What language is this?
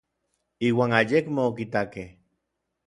Orizaba Nahuatl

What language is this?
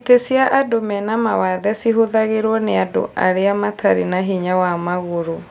Kikuyu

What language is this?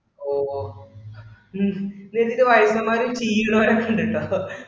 Malayalam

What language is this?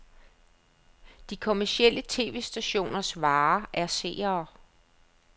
Danish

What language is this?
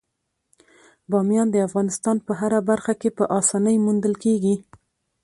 Pashto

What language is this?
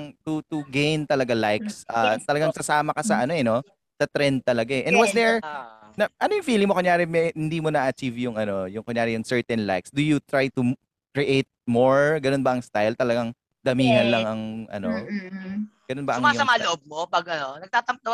Filipino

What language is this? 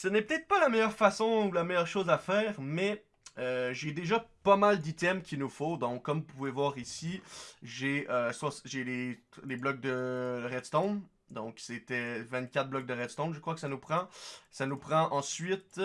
French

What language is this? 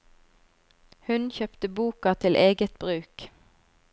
Norwegian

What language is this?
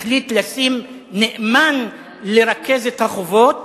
Hebrew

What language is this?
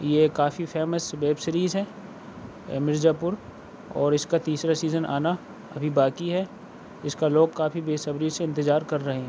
Urdu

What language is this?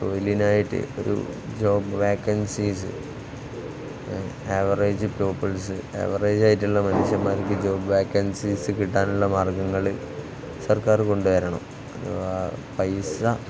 Malayalam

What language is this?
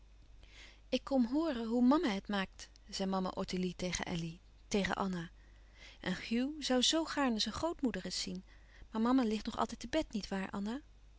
Dutch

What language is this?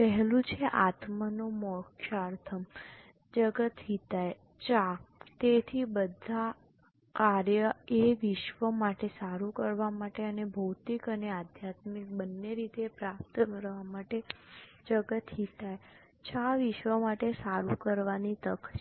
Gujarati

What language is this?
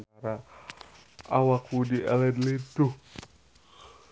Sundanese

